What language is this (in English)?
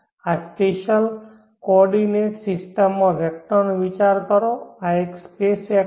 Gujarati